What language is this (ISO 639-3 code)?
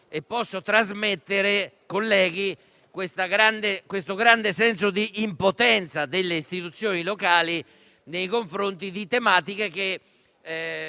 ita